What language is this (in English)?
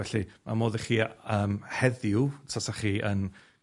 Welsh